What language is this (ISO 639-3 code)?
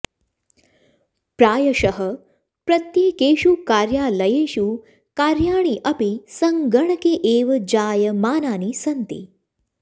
san